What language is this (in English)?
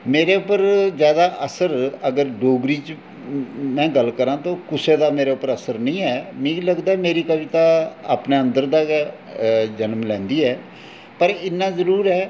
Dogri